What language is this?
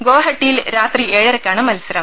Malayalam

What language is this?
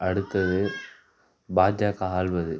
Tamil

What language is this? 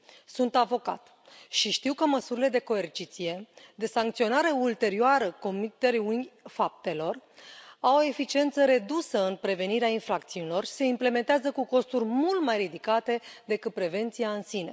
Romanian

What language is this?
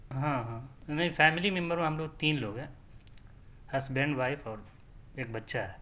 Urdu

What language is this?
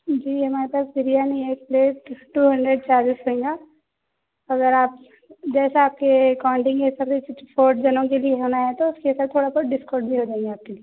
Urdu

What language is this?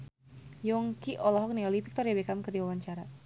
Sundanese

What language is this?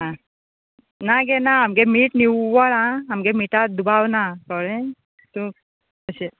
Konkani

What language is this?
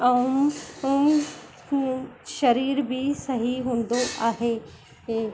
Sindhi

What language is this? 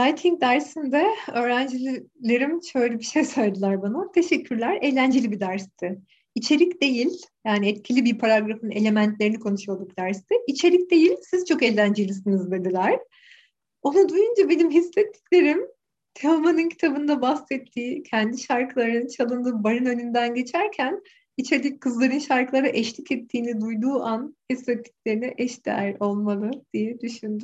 Turkish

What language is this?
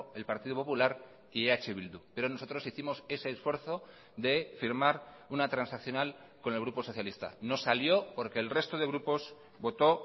Spanish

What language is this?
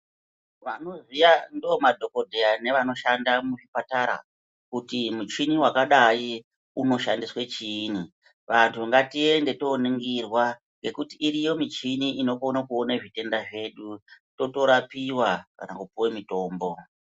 Ndau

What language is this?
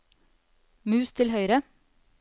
Norwegian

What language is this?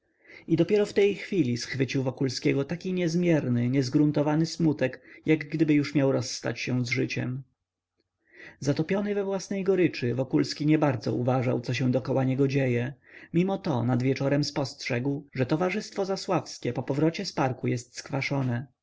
Polish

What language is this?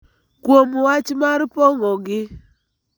Luo (Kenya and Tanzania)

